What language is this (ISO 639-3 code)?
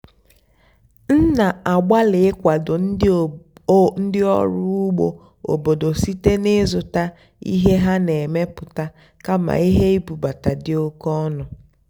ibo